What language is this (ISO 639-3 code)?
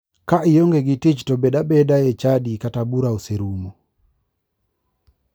luo